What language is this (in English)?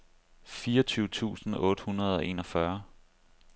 Danish